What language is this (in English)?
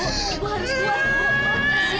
Indonesian